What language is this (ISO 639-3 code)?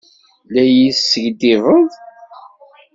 kab